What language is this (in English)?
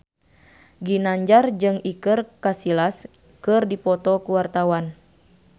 Sundanese